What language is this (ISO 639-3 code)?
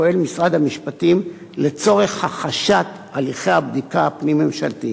heb